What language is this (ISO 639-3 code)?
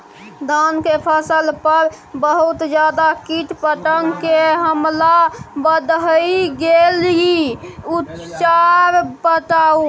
mai